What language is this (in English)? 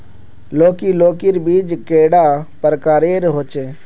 Magahi